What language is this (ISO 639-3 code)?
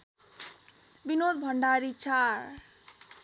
nep